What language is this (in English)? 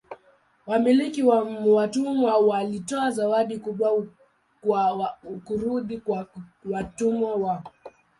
Swahili